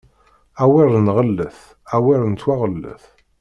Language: Kabyle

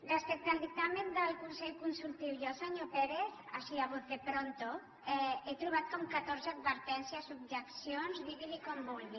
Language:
Catalan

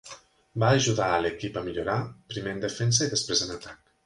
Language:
Catalan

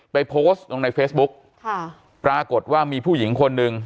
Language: Thai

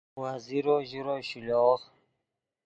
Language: Khowar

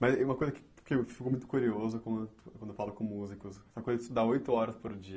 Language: Portuguese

